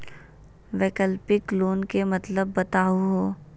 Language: Magahi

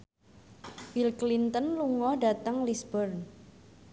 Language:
Javanese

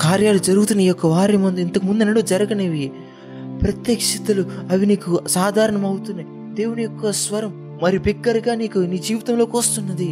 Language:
Telugu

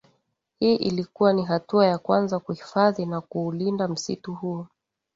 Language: Swahili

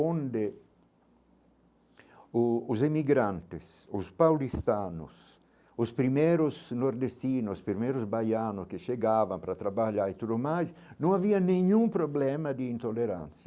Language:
Portuguese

